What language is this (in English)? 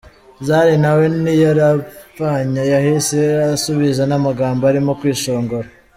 Kinyarwanda